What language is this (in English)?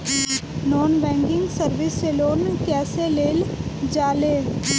Bhojpuri